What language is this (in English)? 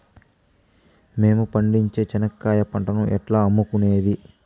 Telugu